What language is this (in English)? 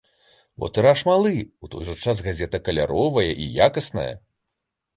Belarusian